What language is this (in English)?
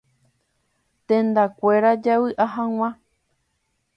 Guarani